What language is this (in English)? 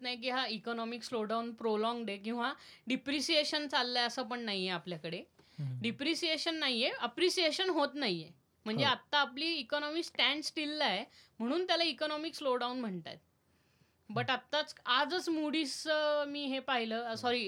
Marathi